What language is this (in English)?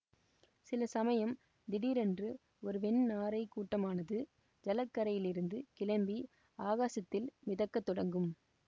Tamil